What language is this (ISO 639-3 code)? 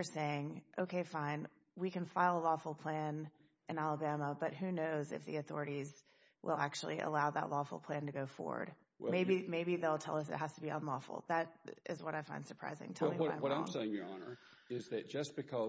eng